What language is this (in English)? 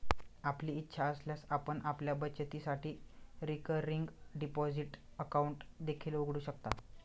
Marathi